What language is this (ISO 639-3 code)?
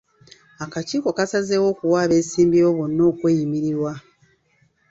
lug